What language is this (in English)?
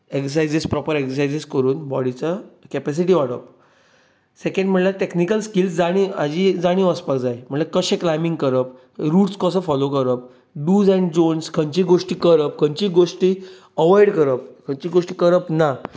Konkani